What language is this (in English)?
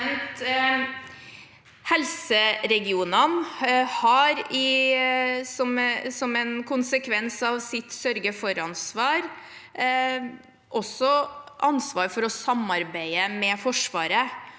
Norwegian